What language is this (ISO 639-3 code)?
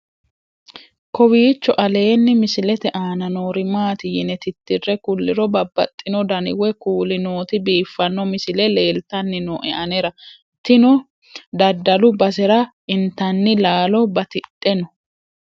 sid